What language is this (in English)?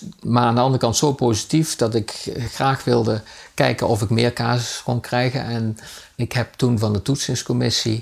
Dutch